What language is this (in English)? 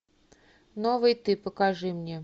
Russian